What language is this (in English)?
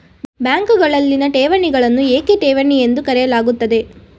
Kannada